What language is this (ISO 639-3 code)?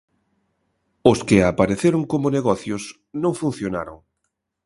glg